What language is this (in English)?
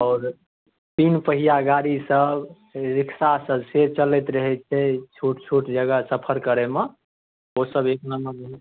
Maithili